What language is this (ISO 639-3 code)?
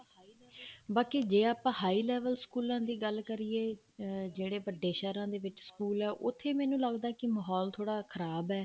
pan